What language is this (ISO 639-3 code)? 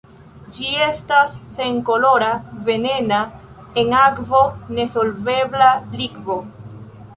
epo